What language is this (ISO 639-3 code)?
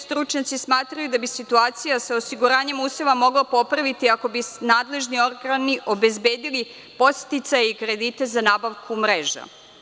srp